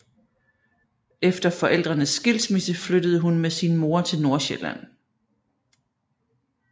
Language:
Danish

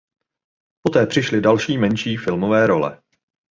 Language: Czech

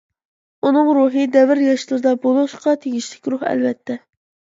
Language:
Uyghur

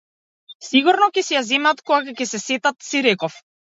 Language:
Macedonian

